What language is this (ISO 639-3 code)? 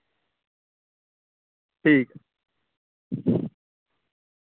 doi